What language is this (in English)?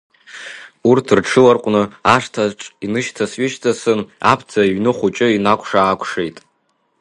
Abkhazian